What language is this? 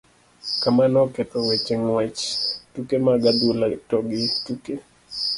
Luo (Kenya and Tanzania)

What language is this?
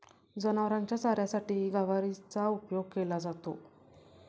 Marathi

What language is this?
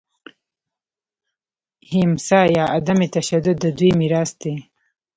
Pashto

